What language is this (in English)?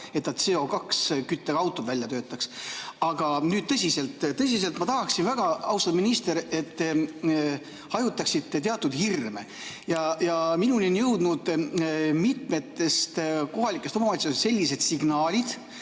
Estonian